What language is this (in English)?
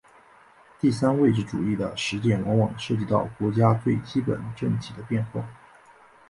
Chinese